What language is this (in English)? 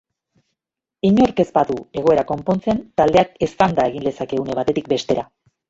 Basque